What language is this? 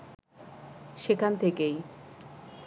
Bangla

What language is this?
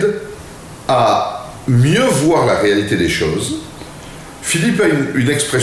French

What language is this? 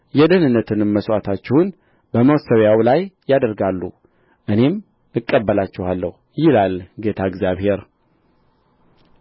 Amharic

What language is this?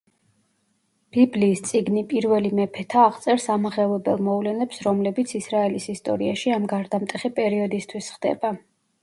Georgian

